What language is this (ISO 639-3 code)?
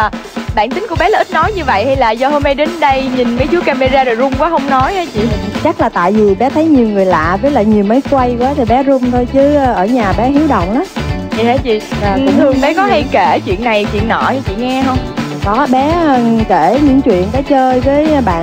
vie